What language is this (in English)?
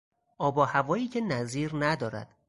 Persian